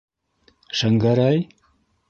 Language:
Bashkir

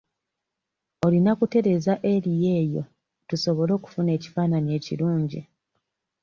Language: Ganda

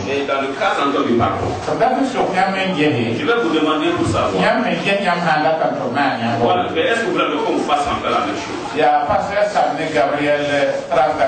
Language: French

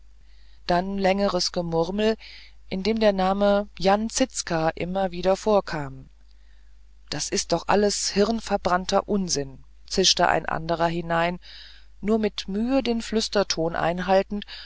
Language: German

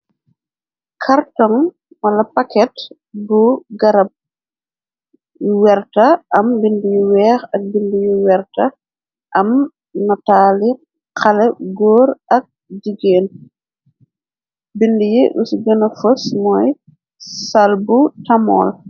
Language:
Wolof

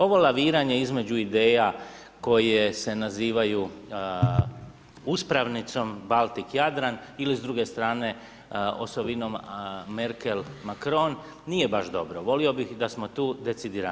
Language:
Croatian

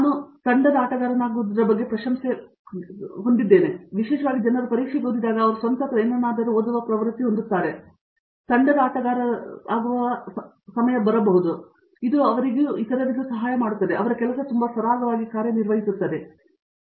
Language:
Kannada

